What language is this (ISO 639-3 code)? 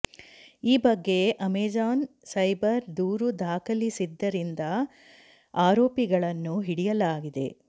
kan